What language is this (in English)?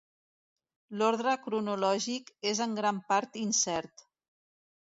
Catalan